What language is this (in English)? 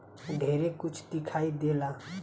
Bhojpuri